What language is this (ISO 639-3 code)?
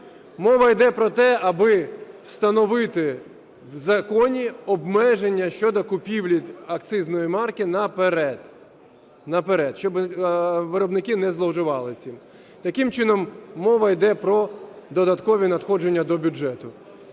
ukr